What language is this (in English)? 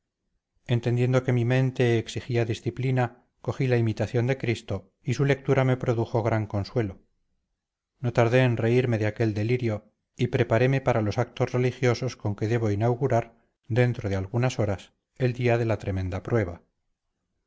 Spanish